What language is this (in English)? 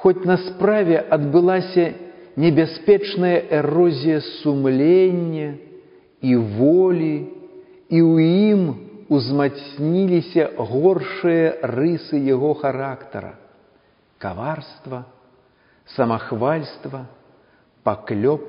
Russian